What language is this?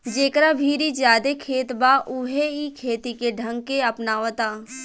Bhojpuri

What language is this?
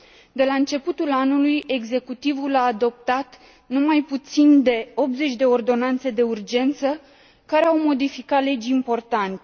Romanian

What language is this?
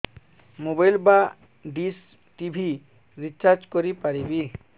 Odia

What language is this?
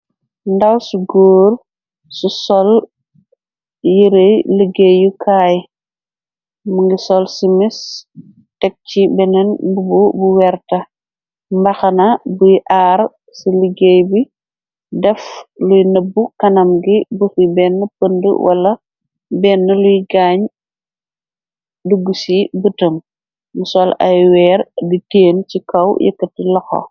Wolof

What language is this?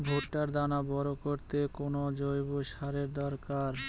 Bangla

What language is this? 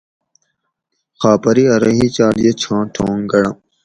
Gawri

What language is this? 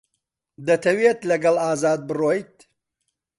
Central Kurdish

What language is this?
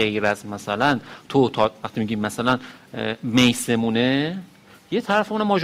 Persian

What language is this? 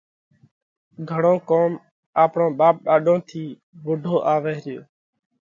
Parkari Koli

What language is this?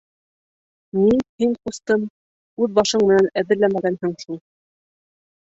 Bashkir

